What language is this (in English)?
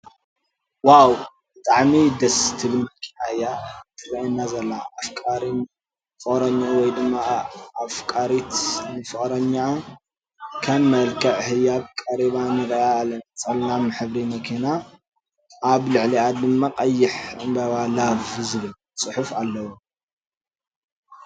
Tigrinya